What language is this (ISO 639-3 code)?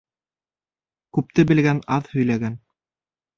bak